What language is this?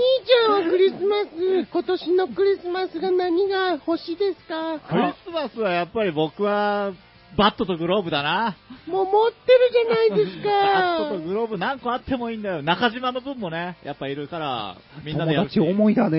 Japanese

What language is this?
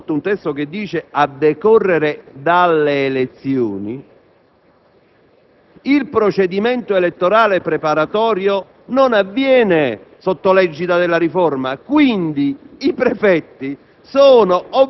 Italian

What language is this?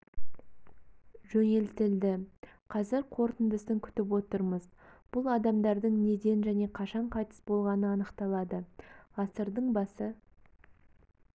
Kazakh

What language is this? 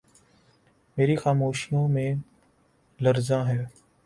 Urdu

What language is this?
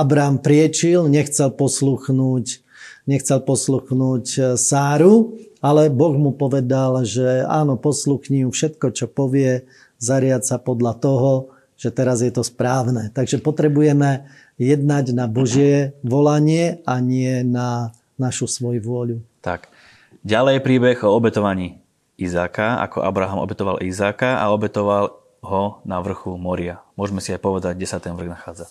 Slovak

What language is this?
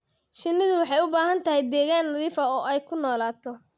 Somali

